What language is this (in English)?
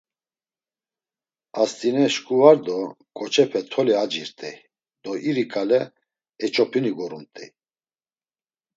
Laz